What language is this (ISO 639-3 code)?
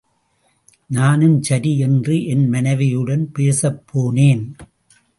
tam